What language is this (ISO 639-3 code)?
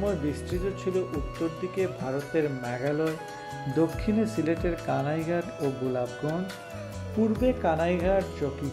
ben